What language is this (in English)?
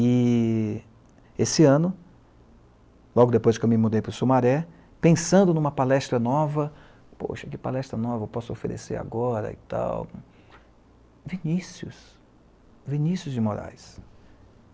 Portuguese